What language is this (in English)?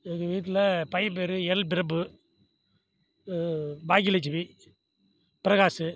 Tamil